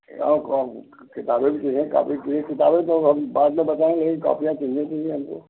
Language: Hindi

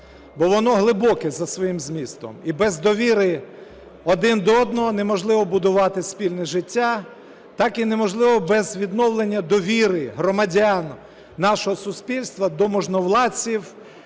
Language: Ukrainian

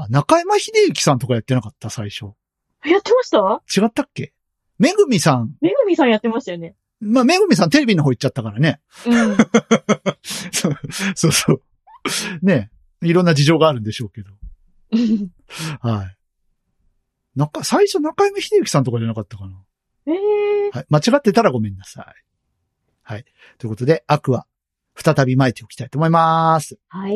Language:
Japanese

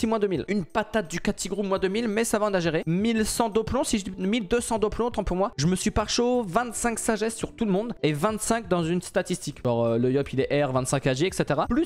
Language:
French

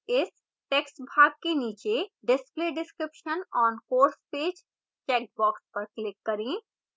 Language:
Hindi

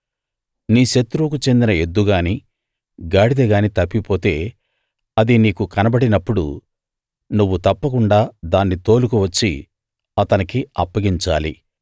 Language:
Telugu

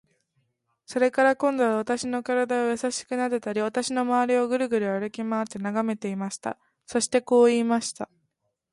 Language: Japanese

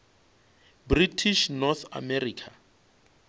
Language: Northern Sotho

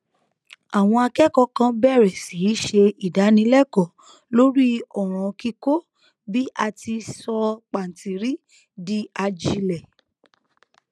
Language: Yoruba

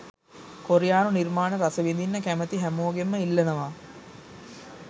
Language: Sinhala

